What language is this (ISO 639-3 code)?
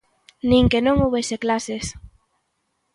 glg